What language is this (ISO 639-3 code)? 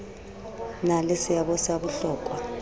sot